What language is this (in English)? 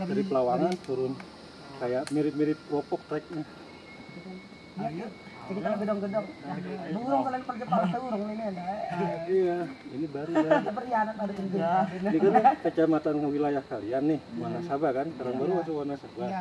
Indonesian